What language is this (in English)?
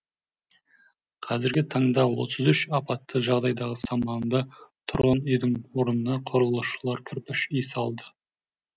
Kazakh